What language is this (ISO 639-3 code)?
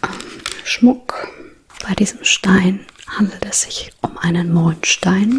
deu